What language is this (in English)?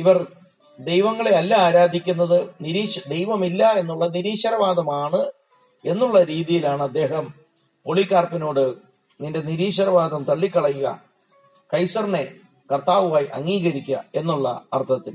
Malayalam